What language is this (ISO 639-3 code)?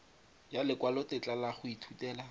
tsn